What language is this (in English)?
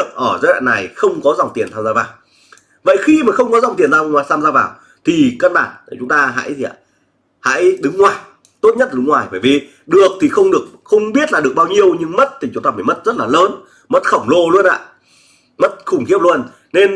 Vietnamese